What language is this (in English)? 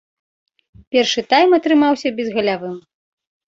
Belarusian